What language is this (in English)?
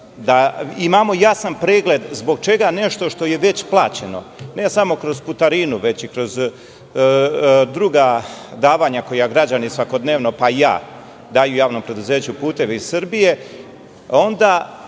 Serbian